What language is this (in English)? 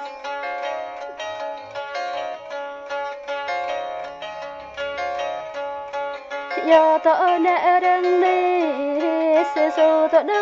Vietnamese